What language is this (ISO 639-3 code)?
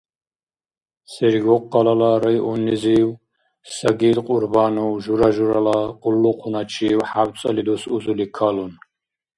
dar